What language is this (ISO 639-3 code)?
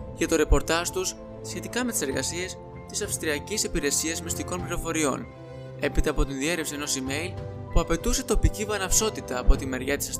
ell